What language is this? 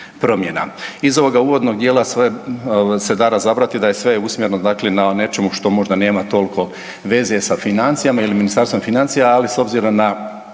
Croatian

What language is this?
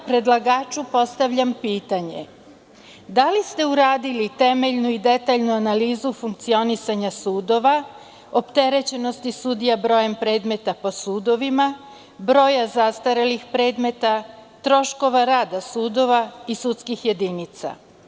Serbian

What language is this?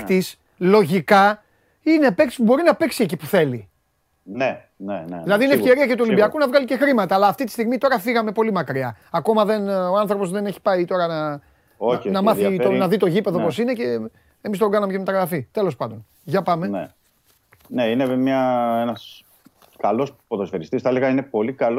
Greek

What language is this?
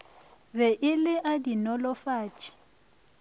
Northern Sotho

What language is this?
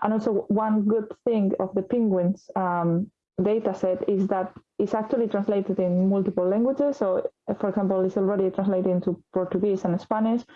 English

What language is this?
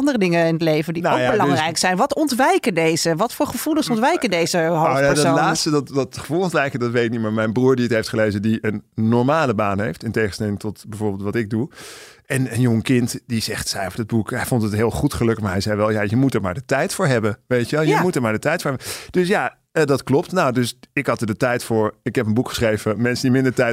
Dutch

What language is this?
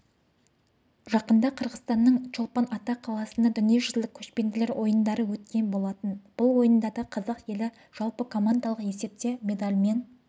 Kazakh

